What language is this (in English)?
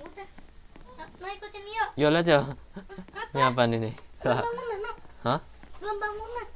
Indonesian